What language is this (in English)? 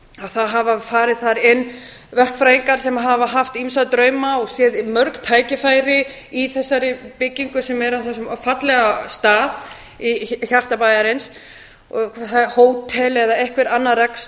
Icelandic